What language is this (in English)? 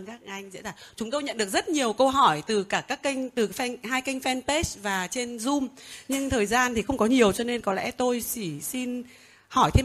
Vietnamese